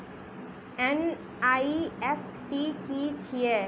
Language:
Maithili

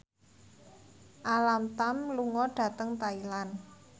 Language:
Javanese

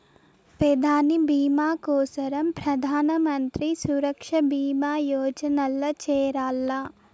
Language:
Telugu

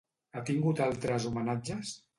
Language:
Catalan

